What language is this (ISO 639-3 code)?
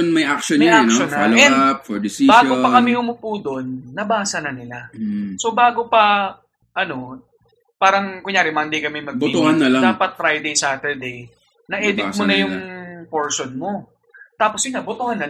fil